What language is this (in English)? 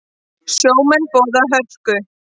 Icelandic